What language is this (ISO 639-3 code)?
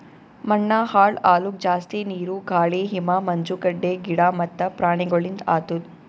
kan